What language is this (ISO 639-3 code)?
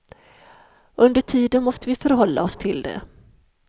swe